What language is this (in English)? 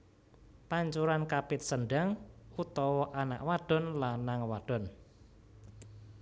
Javanese